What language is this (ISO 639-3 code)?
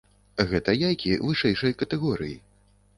bel